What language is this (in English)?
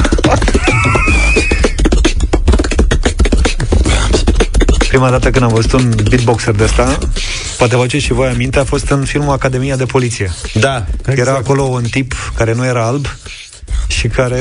Romanian